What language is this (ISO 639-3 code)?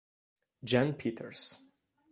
ita